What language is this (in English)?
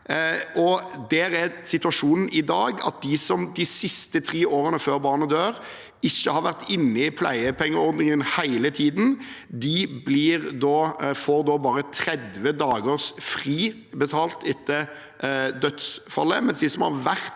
Norwegian